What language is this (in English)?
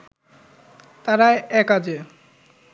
Bangla